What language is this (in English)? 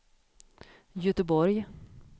Swedish